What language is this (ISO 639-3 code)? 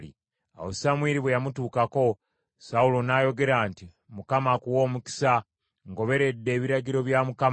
lug